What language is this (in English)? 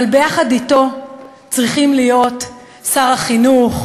Hebrew